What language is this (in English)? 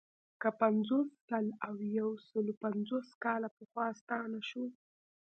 Pashto